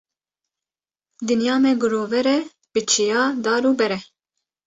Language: Kurdish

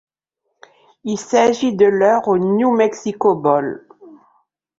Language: French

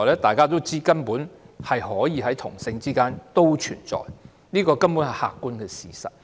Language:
Cantonese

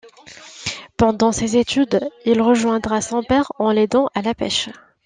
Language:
French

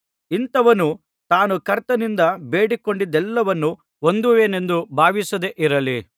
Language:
Kannada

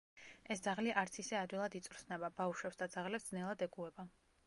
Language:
Georgian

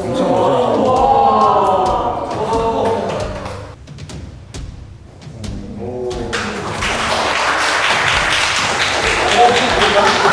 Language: Korean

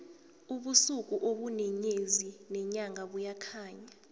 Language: South Ndebele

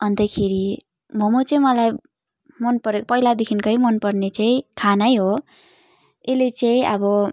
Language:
Nepali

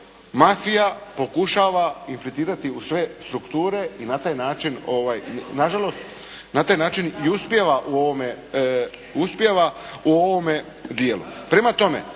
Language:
Croatian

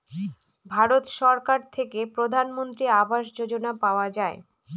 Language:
Bangla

